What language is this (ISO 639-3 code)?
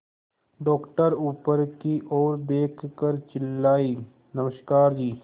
hin